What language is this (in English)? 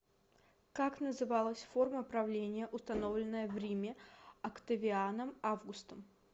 Russian